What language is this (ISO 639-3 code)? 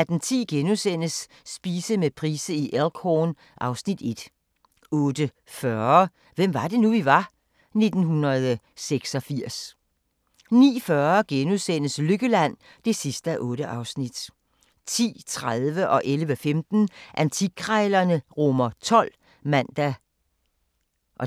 dan